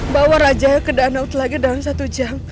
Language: Indonesian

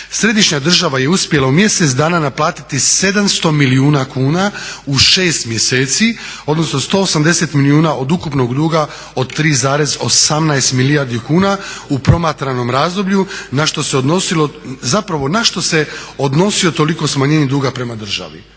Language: Croatian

